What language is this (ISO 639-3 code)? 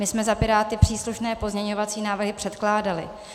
ces